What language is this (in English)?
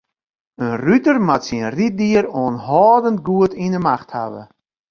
Western Frisian